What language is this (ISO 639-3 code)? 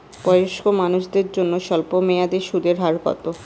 ben